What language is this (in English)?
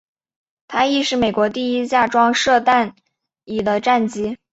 Chinese